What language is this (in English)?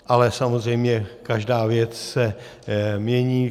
Czech